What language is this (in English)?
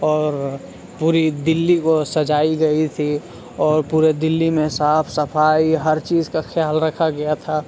Urdu